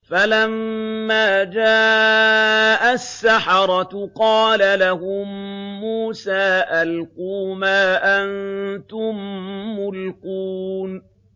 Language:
Arabic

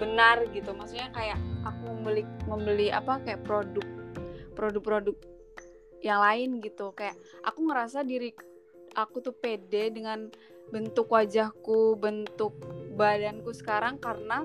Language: Indonesian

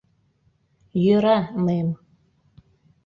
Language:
Mari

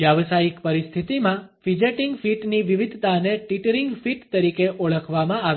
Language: Gujarati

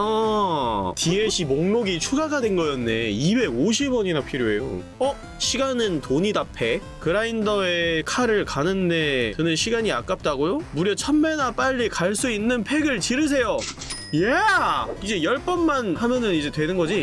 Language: Korean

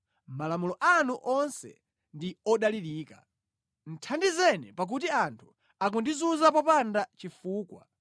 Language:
Nyanja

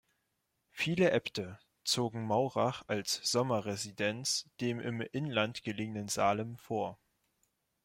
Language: German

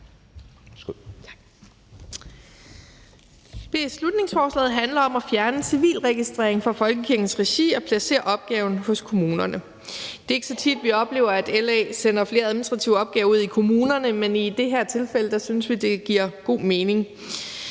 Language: Danish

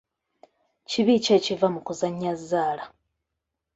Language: Ganda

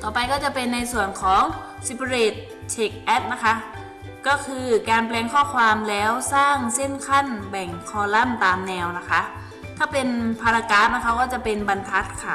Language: Thai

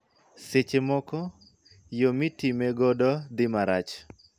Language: Luo (Kenya and Tanzania)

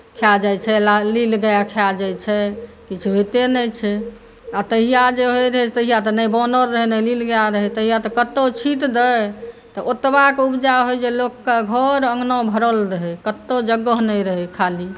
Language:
Maithili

